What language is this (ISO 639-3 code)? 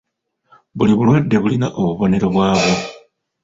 lug